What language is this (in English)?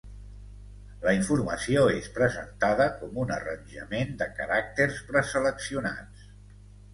Catalan